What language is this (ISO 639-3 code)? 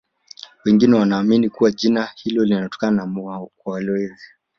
swa